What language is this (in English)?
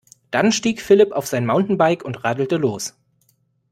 German